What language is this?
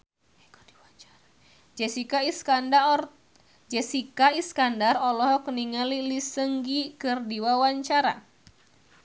Sundanese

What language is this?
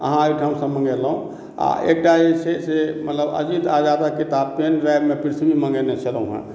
Maithili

